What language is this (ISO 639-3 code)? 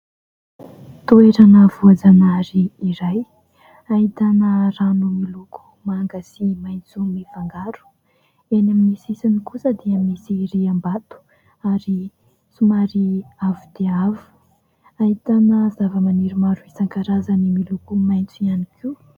mlg